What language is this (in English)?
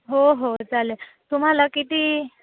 Marathi